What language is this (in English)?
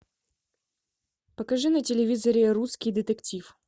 Russian